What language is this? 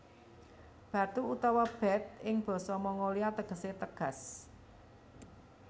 Javanese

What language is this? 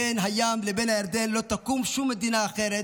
Hebrew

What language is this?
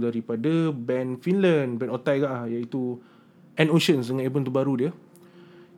Malay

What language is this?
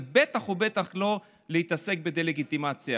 Hebrew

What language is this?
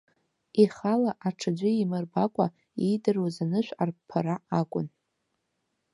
Abkhazian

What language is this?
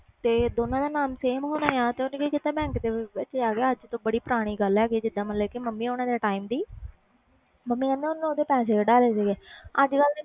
Punjabi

